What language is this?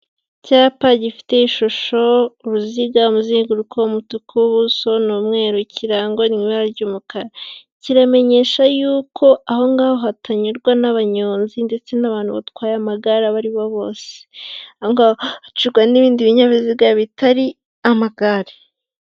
Kinyarwanda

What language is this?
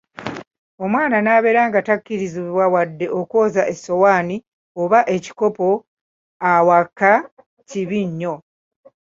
Ganda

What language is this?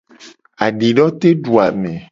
Gen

